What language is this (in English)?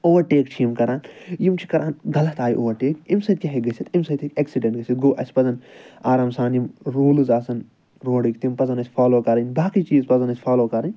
Kashmiri